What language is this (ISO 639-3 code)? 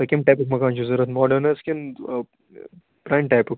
kas